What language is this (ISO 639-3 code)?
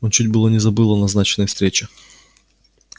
rus